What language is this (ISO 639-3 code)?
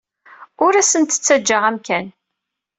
kab